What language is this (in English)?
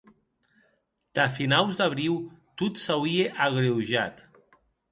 Occitan